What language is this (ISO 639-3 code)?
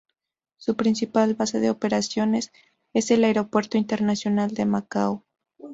spa